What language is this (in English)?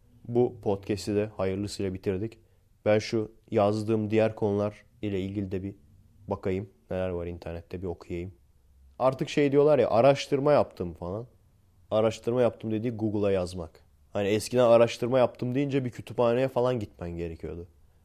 Turkish